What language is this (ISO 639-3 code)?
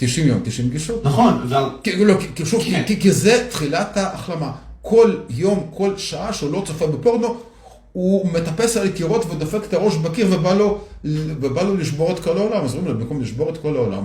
heb